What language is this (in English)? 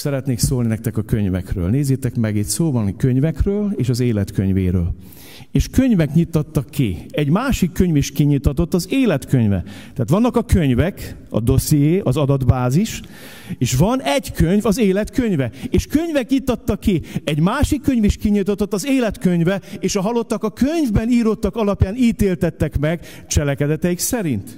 Hungarian